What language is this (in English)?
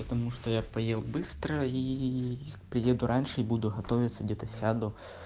Russian